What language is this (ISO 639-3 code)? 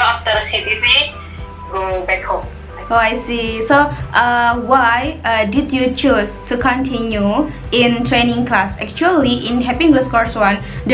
ind